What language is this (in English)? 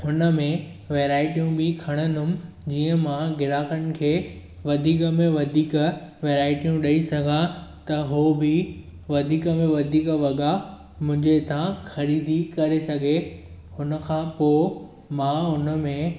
Sindhi